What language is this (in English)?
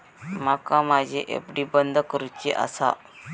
Marathi